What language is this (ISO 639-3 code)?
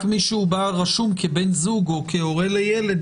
heb